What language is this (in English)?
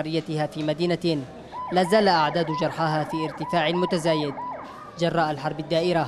Arabic